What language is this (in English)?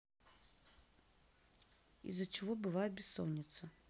Russian